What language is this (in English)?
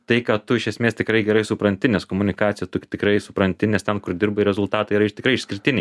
Lithuanian